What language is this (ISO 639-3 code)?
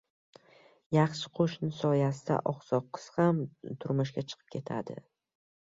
uzb